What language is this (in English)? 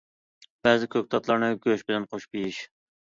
Uyghur